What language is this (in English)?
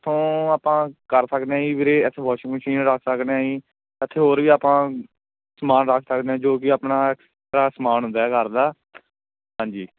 Punjabi